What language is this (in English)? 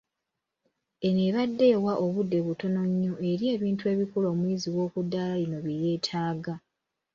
Ganda